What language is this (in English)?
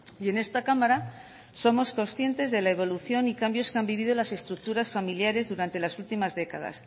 Spanish